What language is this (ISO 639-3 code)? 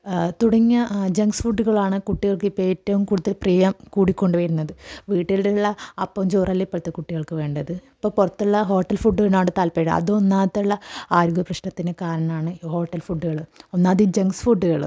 mal